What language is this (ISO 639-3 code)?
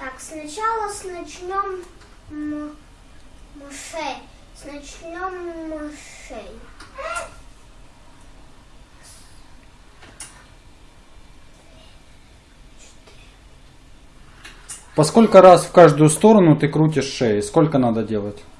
rus